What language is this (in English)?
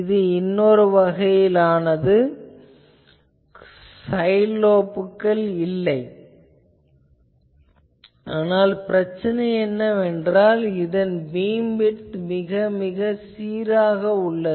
Tamil